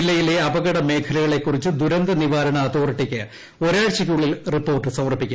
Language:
Malayalam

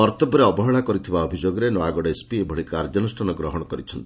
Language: Odia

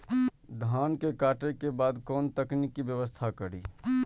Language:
Maithili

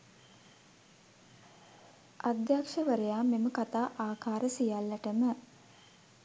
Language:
Sinhala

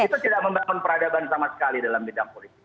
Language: Indonesian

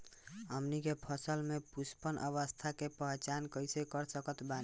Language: Bhojpuri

